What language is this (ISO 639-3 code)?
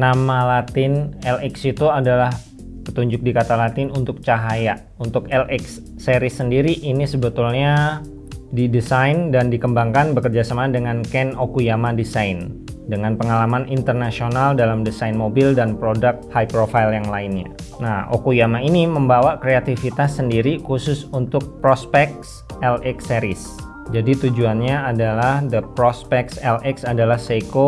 ind